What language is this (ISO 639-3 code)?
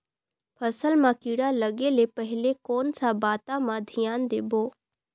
hne